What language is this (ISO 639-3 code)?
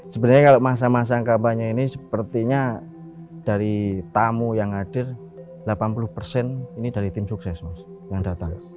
ind